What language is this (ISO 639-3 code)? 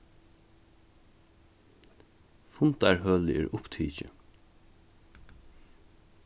fao